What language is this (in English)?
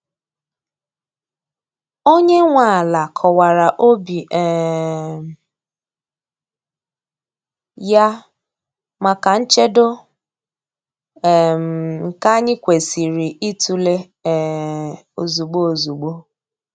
Igbo